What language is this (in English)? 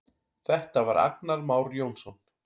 Icelandic